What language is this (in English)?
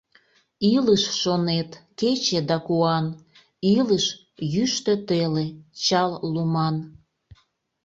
Mari